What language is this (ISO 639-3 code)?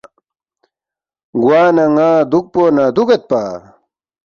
bft